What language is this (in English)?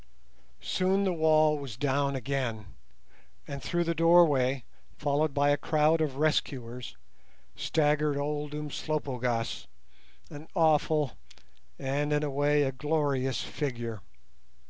English